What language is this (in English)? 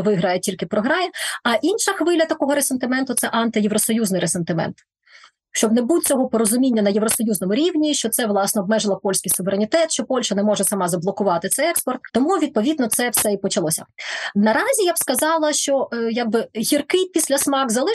Ukrainian